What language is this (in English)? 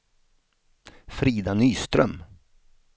Swedish